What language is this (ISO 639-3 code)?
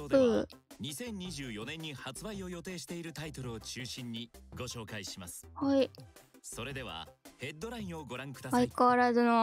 jpn